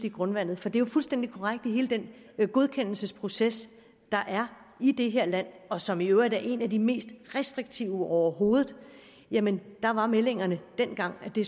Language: Danish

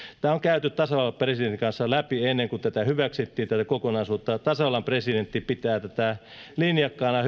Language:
Finnish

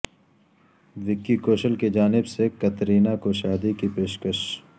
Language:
Urdu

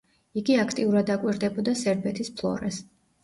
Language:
Georgian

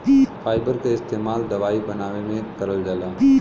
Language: Bhojpuri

